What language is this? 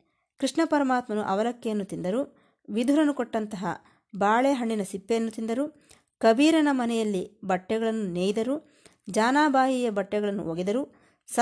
Kannada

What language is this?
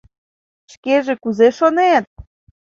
Mari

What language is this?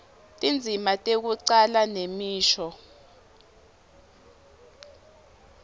Swati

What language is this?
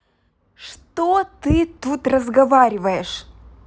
Russian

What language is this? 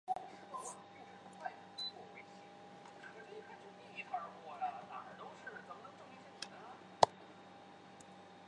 Chinese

